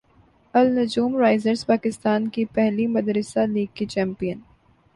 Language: Urdu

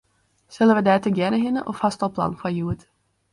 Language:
Western Frisian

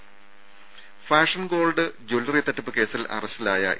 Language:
Malayalam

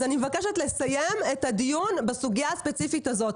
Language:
Hebrew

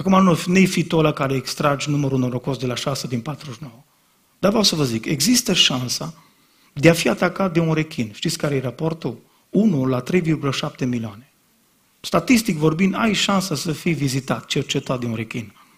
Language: Romanian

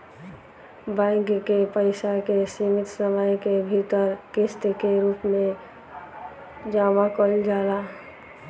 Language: Bhojpuri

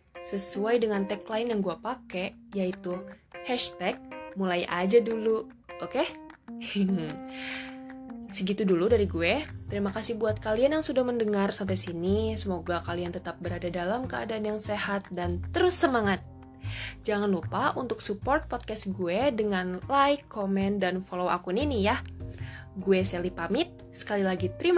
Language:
Indonesian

